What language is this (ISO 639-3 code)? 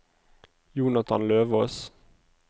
nor